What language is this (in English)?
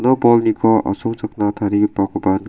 Garo